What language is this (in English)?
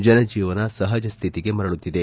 Kannada